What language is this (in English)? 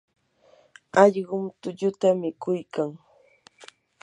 Yanahuanca Pasco Quechua